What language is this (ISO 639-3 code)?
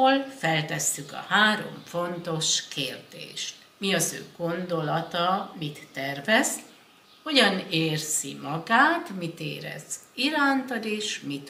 hun